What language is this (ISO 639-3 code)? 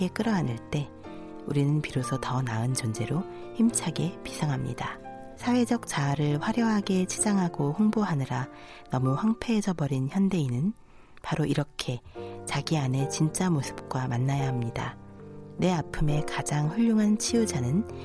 kor